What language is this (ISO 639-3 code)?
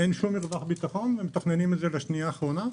heb